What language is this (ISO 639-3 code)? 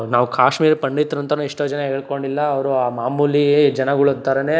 kan